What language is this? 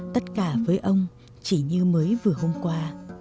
Vietnamese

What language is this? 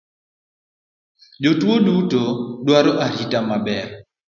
Luo (Kenya and Tanzania)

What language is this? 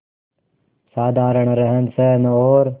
Hindi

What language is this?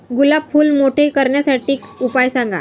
Marathi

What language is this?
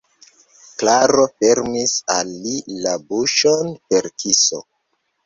Esperanto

